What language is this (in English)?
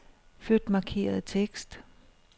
Danish